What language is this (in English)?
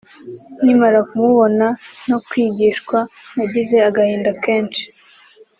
Kinyarwanda